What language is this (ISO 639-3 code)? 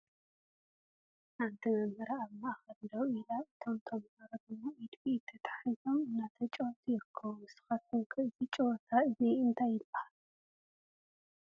tir